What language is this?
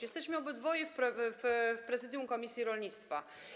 Polish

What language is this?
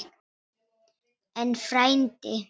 Icelandic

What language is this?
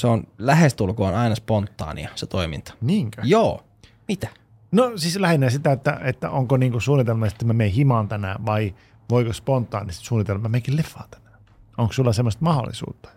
Finnish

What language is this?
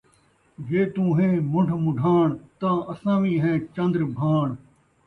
Saraiki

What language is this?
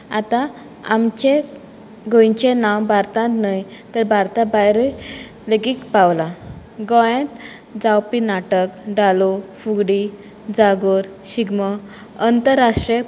Konkani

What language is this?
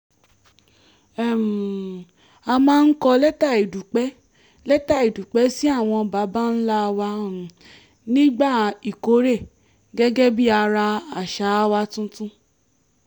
Yoruba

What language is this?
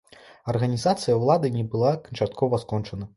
Belarusian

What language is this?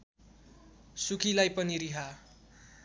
Nepali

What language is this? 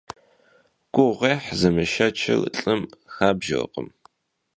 Kabardian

